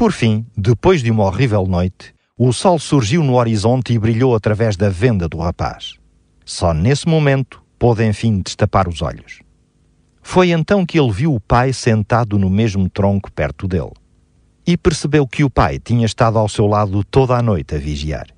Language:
Portuguese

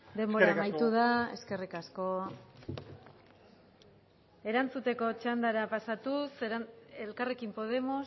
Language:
Basque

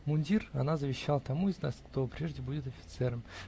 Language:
Russian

